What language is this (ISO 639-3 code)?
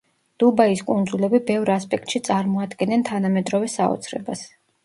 kat